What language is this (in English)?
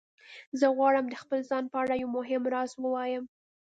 Pashto